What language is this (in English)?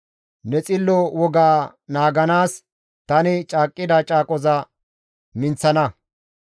Gamo